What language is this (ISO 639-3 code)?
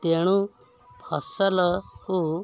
ori